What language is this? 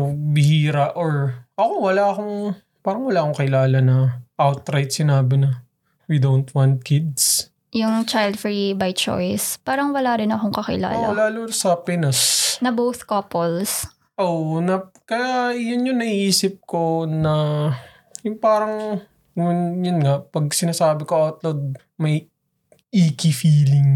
Filipino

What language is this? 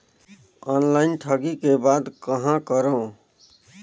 Chhattisgarhi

